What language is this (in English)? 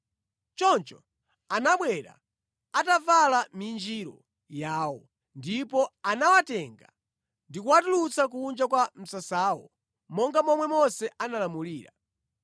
Nyanja